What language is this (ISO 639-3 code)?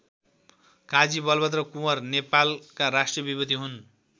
nep